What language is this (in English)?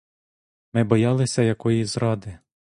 Ukrainian